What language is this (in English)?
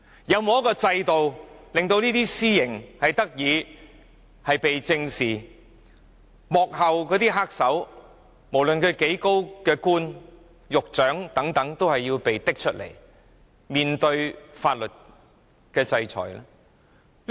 Cantonese